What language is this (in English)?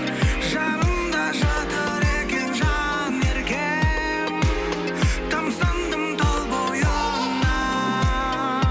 Kazakh